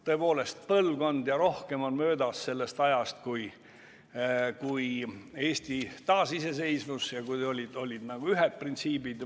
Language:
Estonian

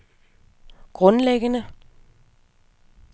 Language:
Danish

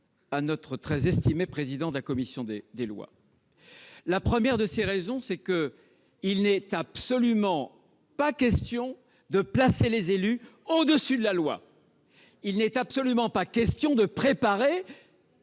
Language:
French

